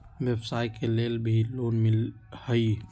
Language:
Magahi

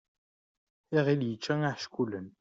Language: Kabyle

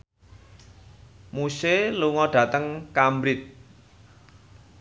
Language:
Javanese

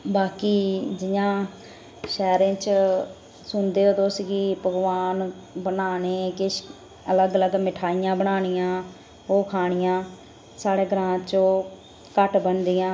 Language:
Dogri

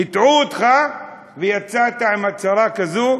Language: Hebrew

